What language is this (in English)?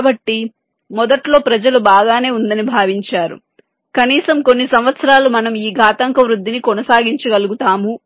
Telugu